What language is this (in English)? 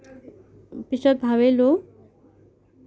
Assamese